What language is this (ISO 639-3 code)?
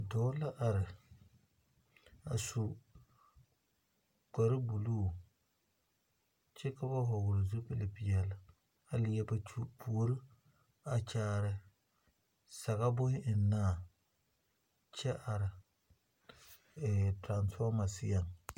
dga